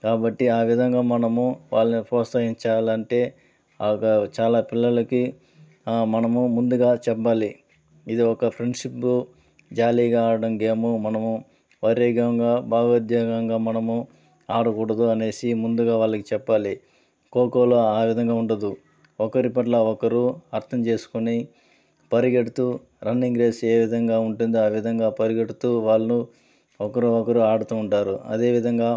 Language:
Telugu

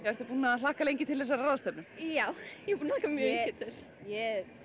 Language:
Icelandic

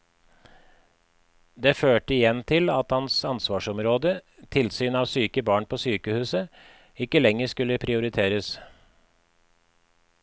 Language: Norwegian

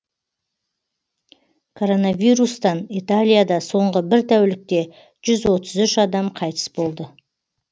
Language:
Kazakh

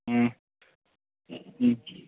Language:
Manipuri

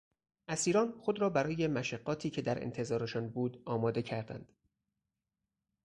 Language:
Persian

